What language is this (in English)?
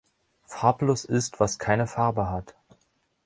German